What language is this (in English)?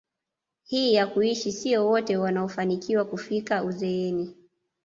Swahili